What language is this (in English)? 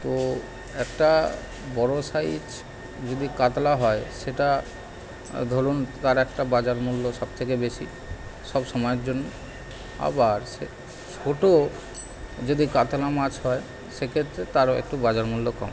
Bangla